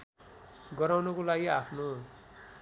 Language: Nepali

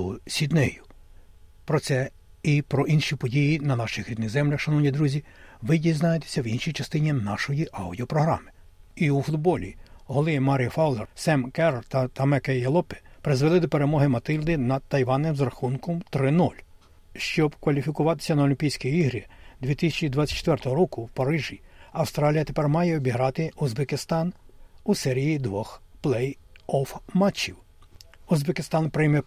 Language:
Ukrainian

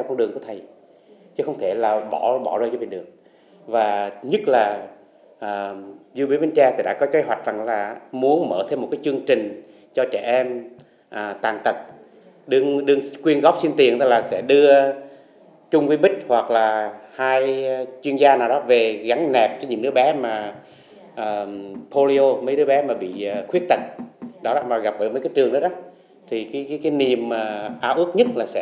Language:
Vietnamese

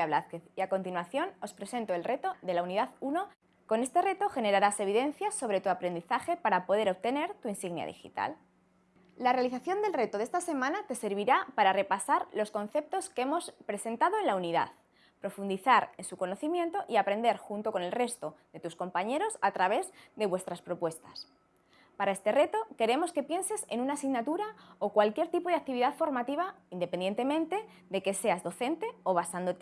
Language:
Spanish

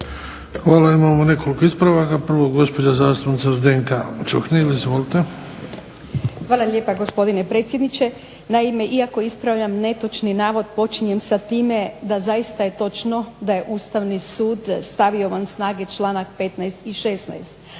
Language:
Croatian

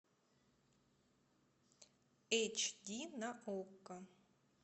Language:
Russian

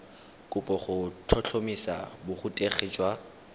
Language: Tswana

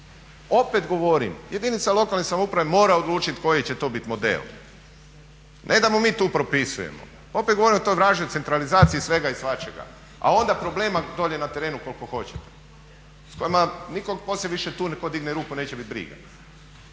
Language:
Croatian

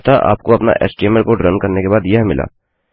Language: Hindi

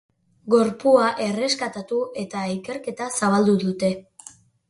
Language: Basque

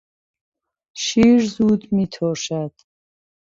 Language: Persian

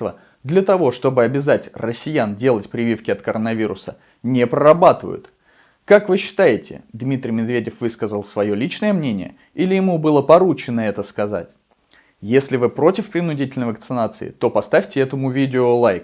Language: Russian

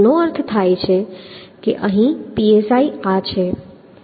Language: Gujarati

